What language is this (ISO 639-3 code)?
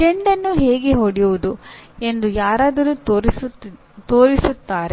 kan